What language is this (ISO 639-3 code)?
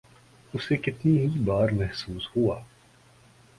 urd